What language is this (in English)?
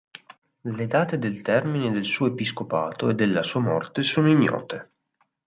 Italian